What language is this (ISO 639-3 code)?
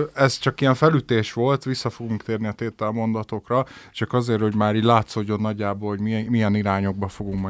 hun